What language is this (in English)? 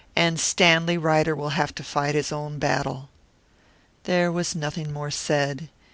English